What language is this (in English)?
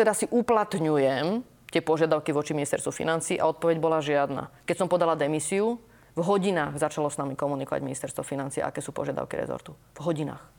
Slovak